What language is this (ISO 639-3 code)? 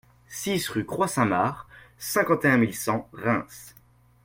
fra